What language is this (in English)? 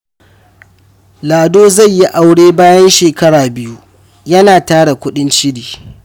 Hausa